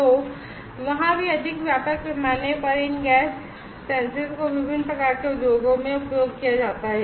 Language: Hindi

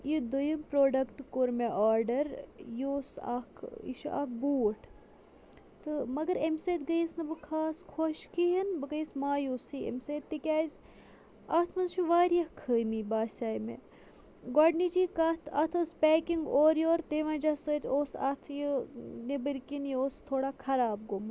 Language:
Kashmiri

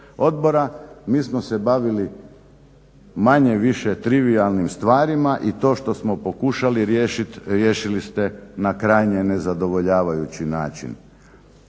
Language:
Croatian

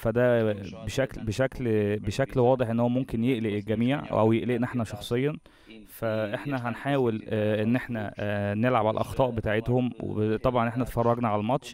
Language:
Arabic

